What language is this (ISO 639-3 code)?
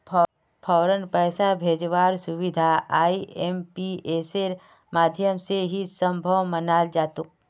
mag